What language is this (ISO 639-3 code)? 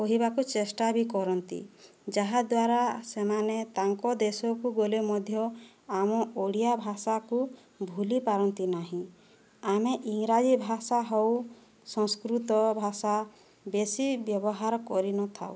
ori